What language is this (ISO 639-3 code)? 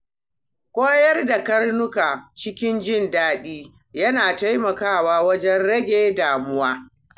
hau